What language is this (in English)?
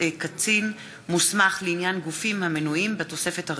Hebrew